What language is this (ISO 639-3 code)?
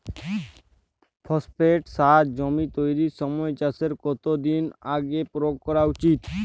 ben